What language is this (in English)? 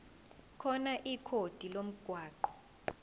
Zulu